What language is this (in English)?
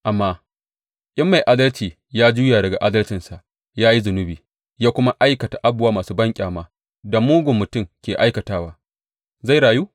Hausa